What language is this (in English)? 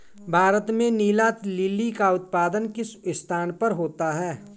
Hindi